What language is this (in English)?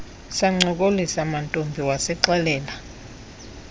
Xhosa